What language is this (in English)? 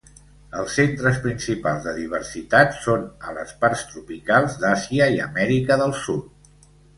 Catalan